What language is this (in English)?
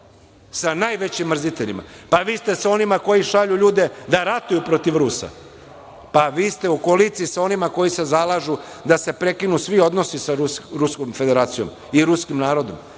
Serbian